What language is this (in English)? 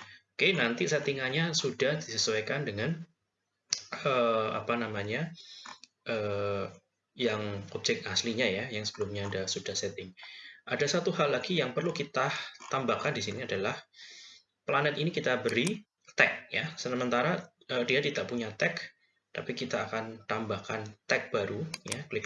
Indonesian